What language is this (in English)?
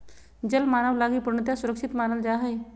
Magahi